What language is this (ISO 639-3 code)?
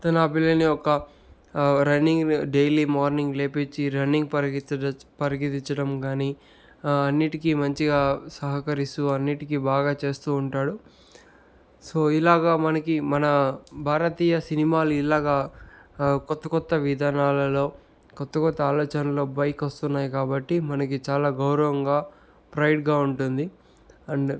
tel